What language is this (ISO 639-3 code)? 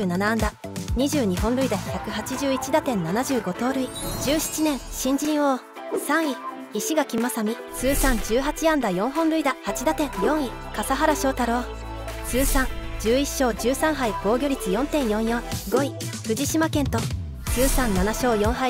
jpn